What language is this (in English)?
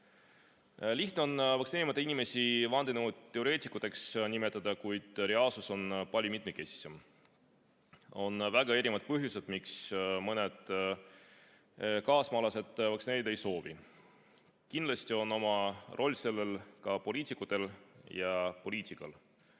Estonian